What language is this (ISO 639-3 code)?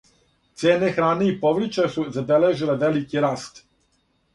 srp